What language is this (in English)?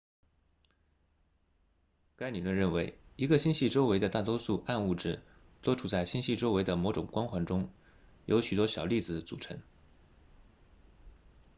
Chinese